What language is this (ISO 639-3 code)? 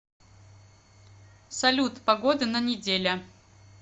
rus